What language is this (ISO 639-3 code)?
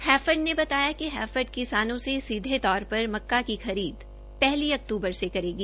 hin